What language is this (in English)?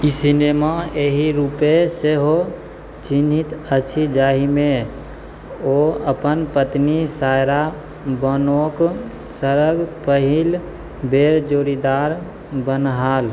Maithili